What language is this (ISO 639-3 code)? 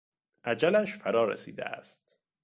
fas